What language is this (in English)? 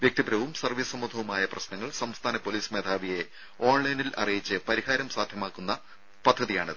Malayalam